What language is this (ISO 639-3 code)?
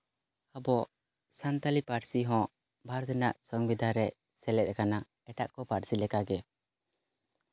sat